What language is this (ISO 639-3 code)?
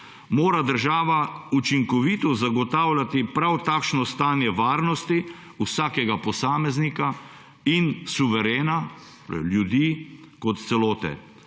slv